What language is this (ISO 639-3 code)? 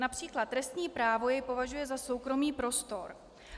ces